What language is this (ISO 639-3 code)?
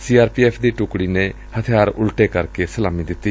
pan